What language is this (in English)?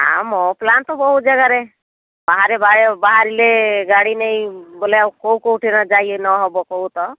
Odia